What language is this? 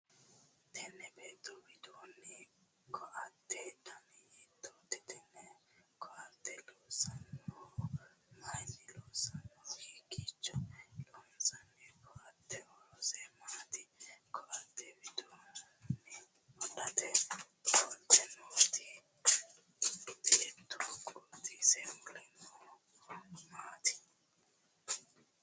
Sidamo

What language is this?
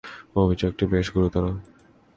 Bangla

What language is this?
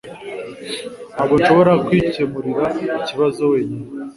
Kinyarwanda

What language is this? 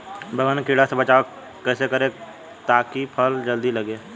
Bhojpuri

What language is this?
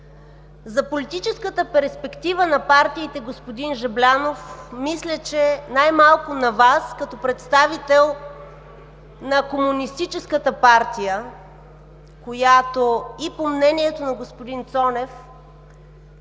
Bulgarian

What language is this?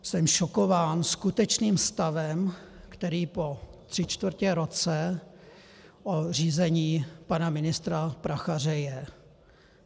Czech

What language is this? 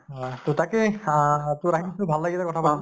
Assamese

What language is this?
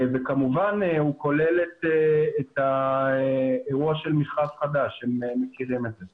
Hebrew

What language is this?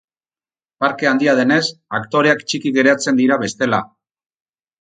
Basque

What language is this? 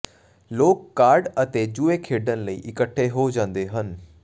Punjabi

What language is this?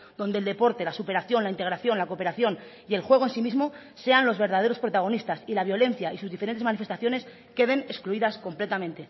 Spanish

